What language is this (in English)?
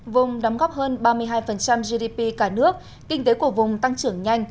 Vietnamese